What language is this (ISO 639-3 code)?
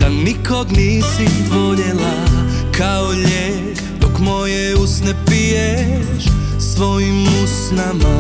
hrv